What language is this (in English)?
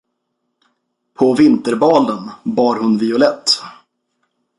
Swedish